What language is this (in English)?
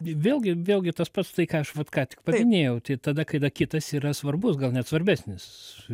Lithuanian